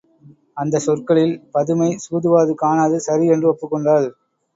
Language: Tamil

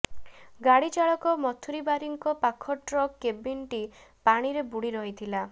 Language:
Odia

